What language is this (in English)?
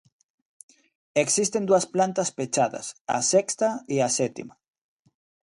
Galician